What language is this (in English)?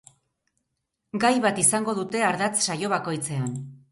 Basque